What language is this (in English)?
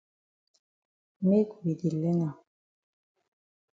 Cameroon Pidgin